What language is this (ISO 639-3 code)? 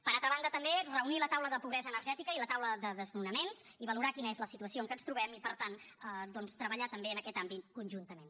cat